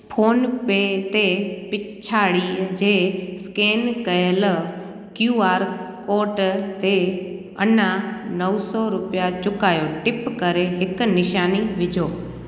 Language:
Sindhi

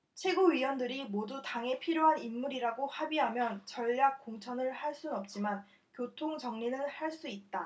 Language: Korean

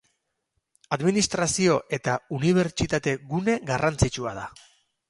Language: Basque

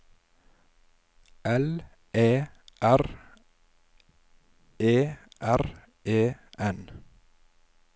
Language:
Norwegian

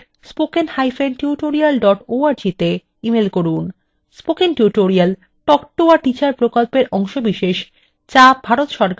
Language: Bangla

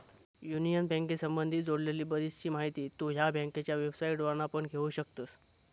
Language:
Marathi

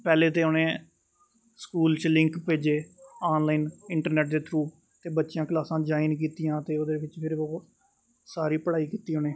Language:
Dogri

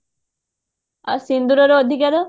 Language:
Odia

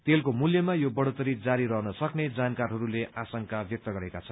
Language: Nepali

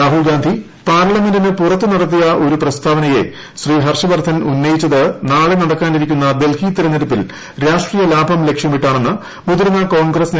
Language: Malayalam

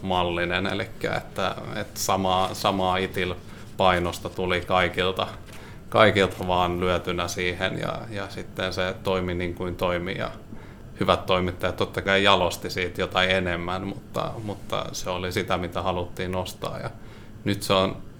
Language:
Finnish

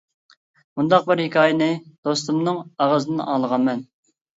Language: Uyghur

